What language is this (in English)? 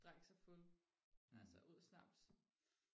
Danish